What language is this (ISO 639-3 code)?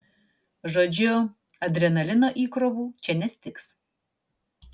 lit